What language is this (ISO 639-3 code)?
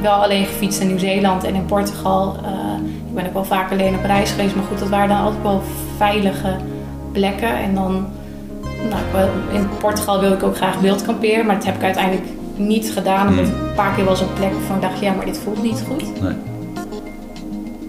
nld